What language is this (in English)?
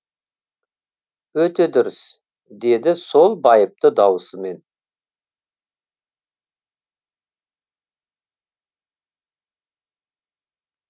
Kazakh